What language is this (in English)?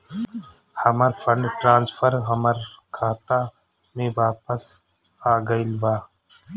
Bhojpuri